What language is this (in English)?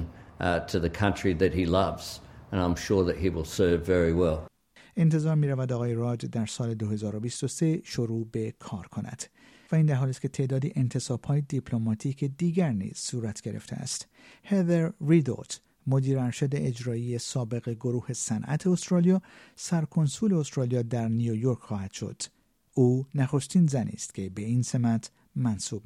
Persian